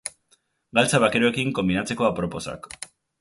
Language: Basque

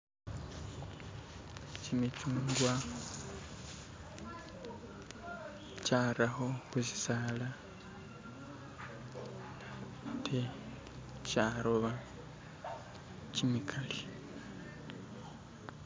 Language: Masaaba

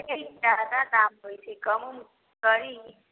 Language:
Maithili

